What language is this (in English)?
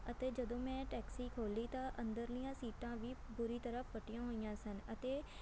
Punjabi